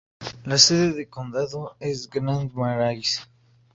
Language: Spanish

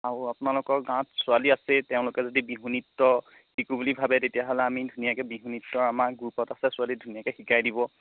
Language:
Assamese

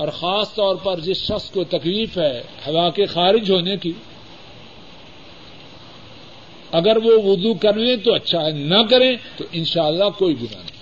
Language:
Urdu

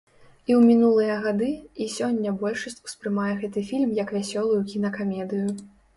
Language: Belarusian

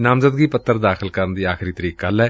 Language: Punjabi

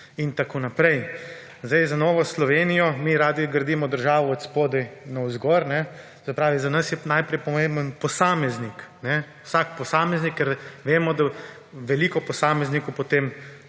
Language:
Slovenian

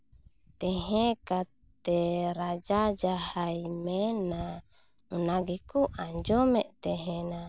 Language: Santali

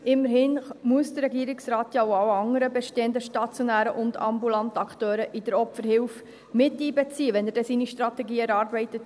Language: Swiss German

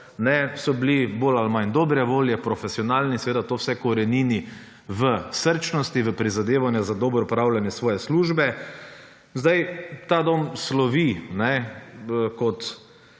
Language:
Slovenian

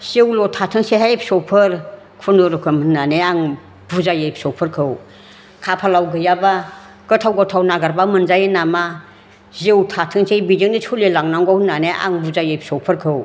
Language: Bodo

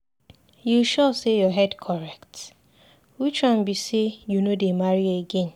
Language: Nigerian Pidgin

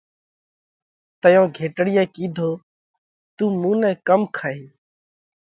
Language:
Parkari Koli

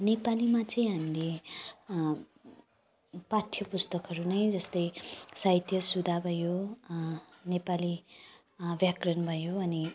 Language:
Nepali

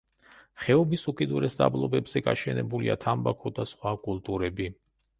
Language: Georgian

